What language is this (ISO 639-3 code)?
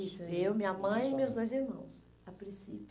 por